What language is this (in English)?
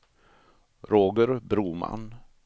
Swedish